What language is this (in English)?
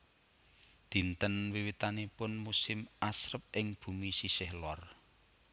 Javanese